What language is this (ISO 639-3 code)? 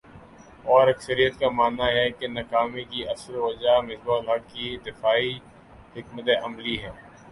urd